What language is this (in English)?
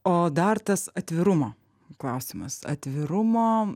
Lithuanian